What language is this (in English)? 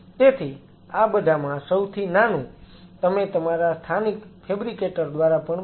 Gujarati